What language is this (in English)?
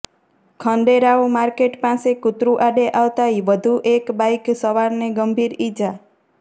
Gujarati